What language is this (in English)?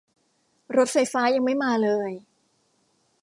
Thai